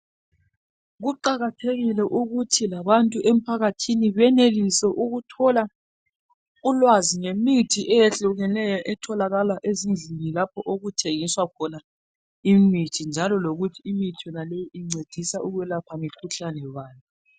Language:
North Ndebele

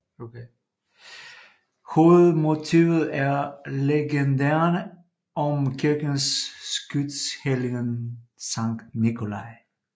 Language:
Danish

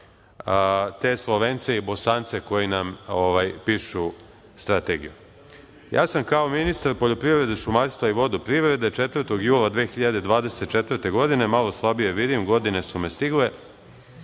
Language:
Serbian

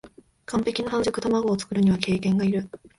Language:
Japanese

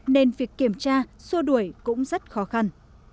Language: Vietnamese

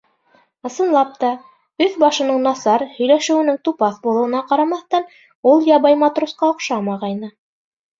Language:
Bashkir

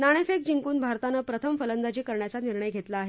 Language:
Marathi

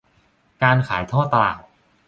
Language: Thai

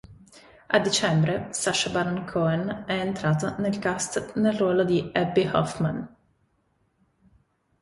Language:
Italian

